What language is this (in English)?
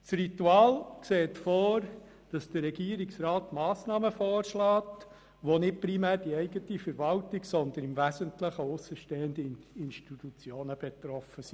Swiss German